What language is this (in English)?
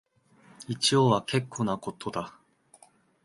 Japanese